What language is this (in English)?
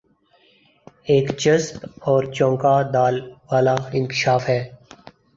Urdu